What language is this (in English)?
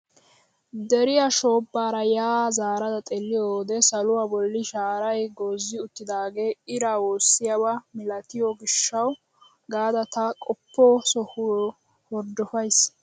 Wolaytta